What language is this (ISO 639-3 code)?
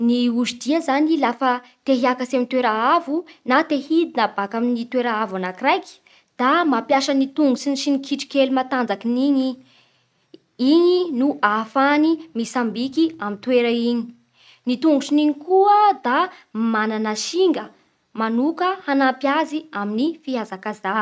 bhr